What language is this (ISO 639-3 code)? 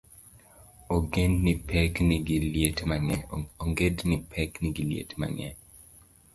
luo